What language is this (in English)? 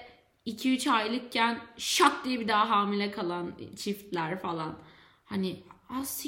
Turkish